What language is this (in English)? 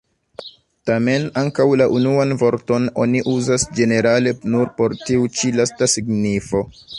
Esperanto